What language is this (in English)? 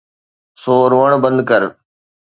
Sindhi